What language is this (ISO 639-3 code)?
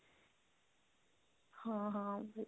pan